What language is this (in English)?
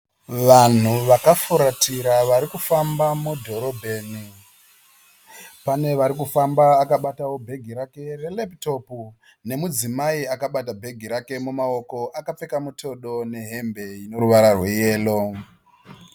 Shona